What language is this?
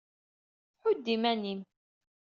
Kabyle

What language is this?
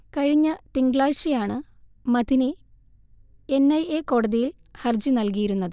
Malayalam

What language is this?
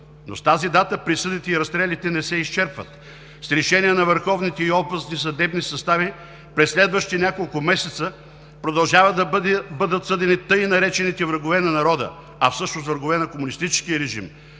Bulgarian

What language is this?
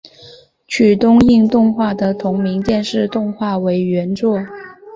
Chinese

